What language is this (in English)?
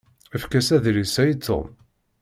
Kabyle